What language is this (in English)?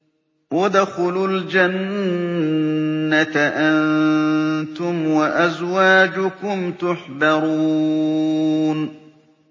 Arabic